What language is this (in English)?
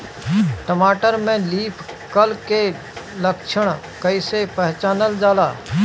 Bhojpuri